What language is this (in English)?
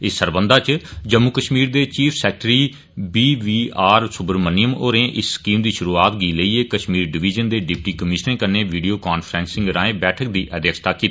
Dogri